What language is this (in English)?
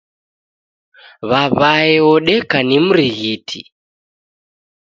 Taita